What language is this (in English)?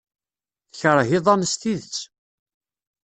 Kabyle